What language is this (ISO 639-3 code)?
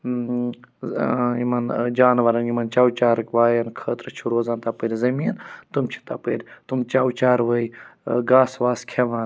kas